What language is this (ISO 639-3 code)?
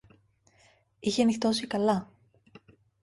ell